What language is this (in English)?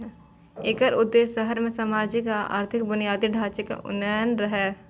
Maithili